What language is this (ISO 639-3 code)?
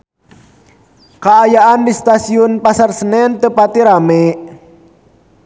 sun